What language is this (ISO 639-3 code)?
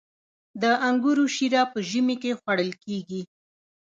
pus